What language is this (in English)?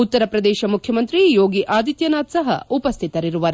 Kannada